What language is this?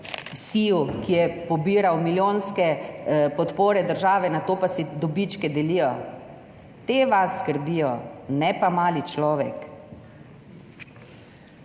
Slovenian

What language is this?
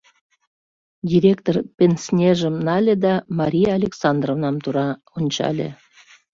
Mari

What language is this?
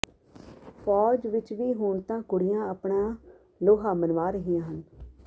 Punjabi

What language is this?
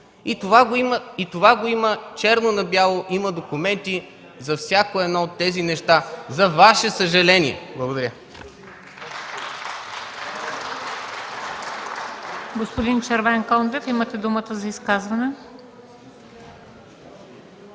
Bulgarian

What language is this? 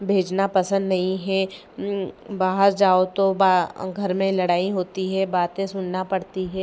Hindi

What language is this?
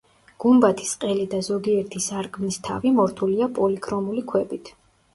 Georgian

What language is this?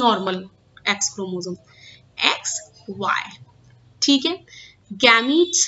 Hindi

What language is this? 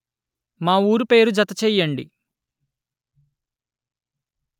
Telugu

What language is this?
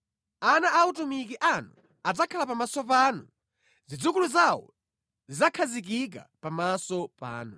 Nyanja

